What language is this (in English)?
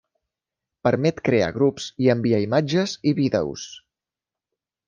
Catalan